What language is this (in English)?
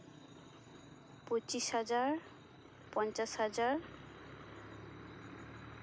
Santali